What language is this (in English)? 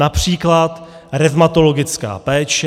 Czech